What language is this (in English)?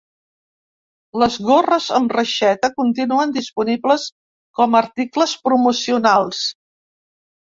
Catalan